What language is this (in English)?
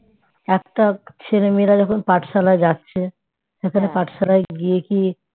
Bangla